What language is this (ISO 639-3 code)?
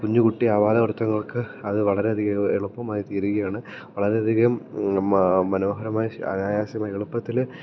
mal